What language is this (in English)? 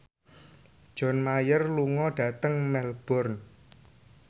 Javanese